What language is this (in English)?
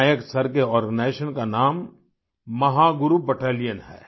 Hindi